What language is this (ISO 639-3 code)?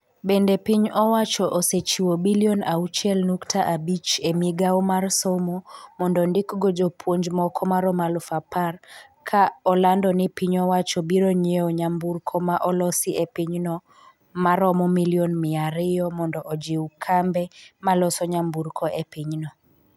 luo